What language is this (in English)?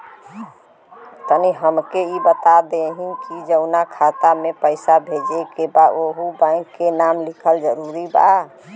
Bhojpuri